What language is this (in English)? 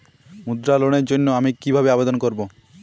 Bangla